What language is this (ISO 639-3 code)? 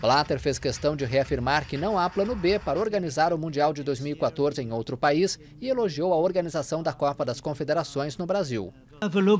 por